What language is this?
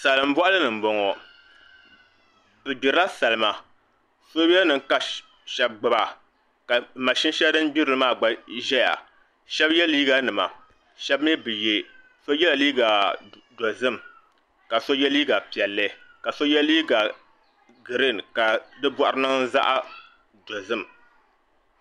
Dagbani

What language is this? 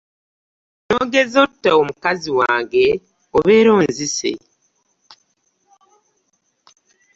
Ganda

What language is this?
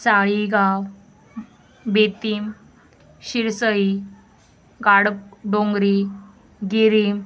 Konkani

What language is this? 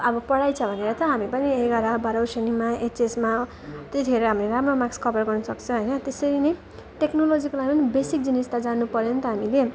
Nepali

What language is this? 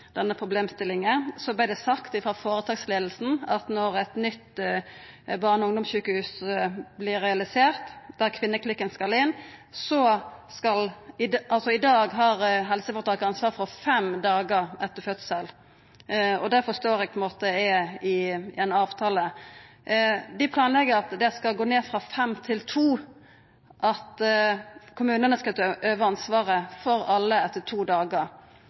Norwegian Nynorsk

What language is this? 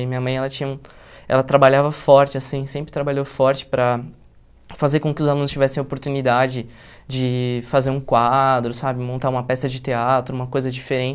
Portuguese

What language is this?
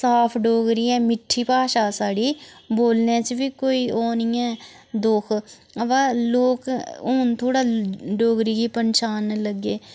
Dogri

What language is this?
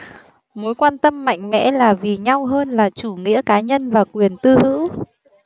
Vietnamese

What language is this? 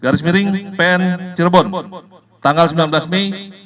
Indonesian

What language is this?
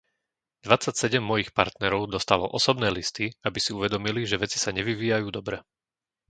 Slovak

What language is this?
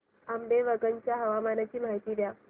Marathi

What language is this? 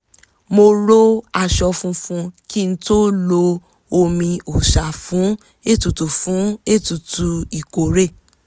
Yoruba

